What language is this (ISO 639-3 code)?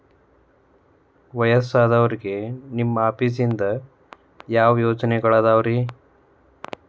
kan